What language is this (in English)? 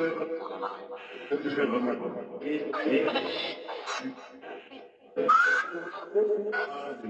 English